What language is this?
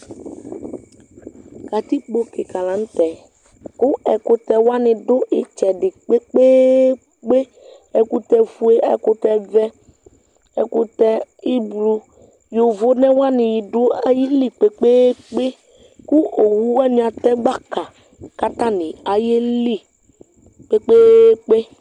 Ikposo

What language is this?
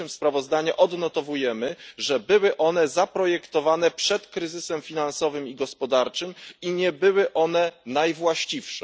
Polish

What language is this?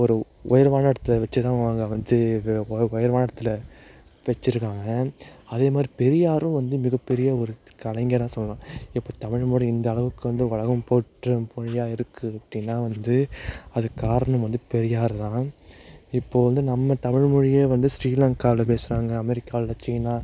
Tamil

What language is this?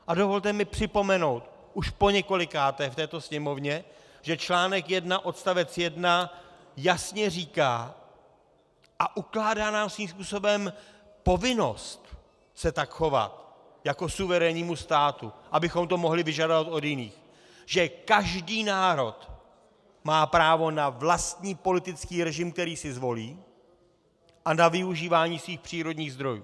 Czech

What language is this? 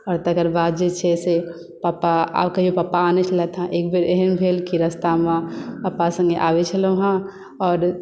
Maithili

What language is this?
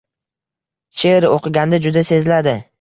Uzbek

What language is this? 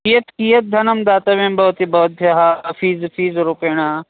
Sanskrit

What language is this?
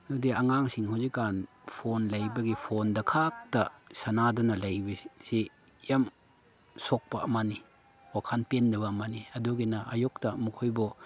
Manipuri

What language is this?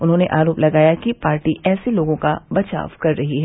Hindi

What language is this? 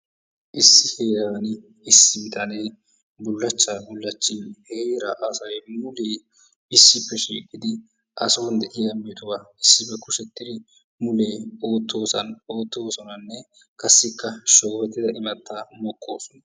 Wolaytta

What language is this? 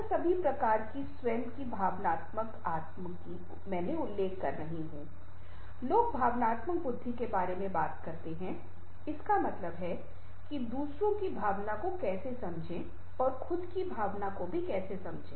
Hindi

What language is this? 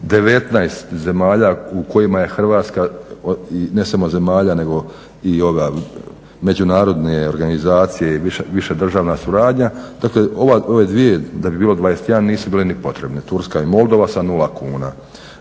Croatian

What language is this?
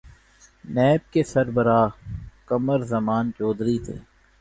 Urdu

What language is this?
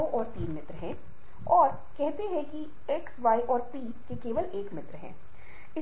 Hindi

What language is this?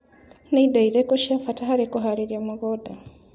Kikuyu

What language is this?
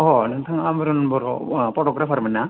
Bodo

